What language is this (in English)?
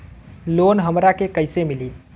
Bhojpuri